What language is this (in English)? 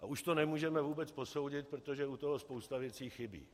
Czech